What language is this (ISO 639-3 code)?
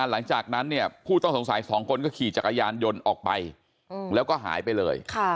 tha